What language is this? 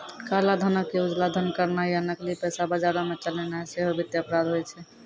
Maithili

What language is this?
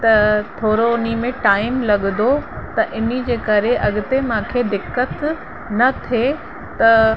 Sindhi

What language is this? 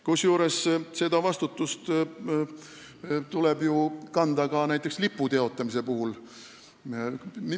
Estonian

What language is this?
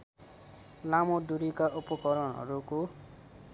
Nepali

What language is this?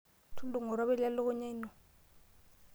Masai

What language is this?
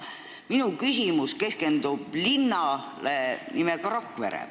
Estonian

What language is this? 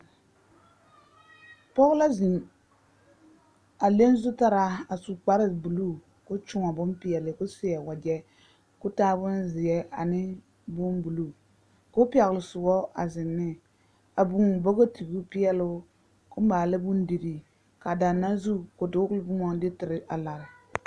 Southern Dagaare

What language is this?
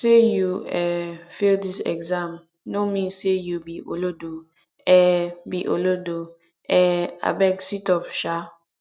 Nigerian Pidgin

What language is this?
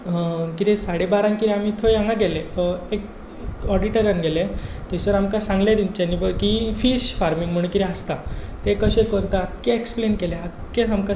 Konkani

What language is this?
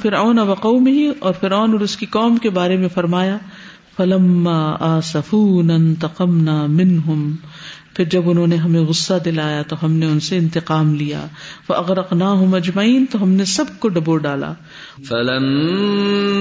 Urdu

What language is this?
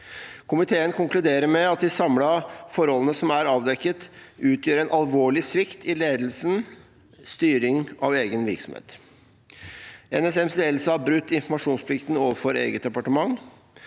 Norwegian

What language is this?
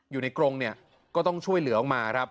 Thai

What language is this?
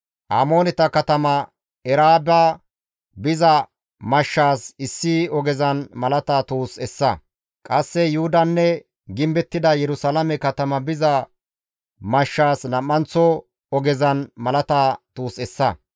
Gamo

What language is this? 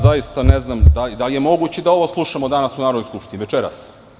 Serbian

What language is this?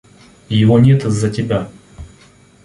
Russian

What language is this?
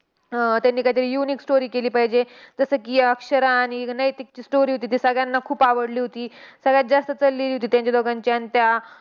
Marathi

